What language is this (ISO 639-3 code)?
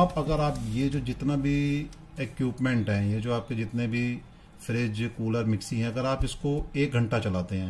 hin